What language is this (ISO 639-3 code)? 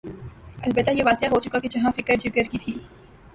urd